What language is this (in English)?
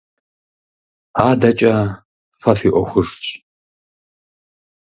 Kabardian